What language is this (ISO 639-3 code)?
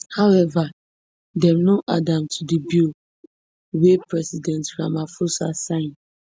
pcm